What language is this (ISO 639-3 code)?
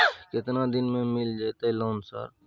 mai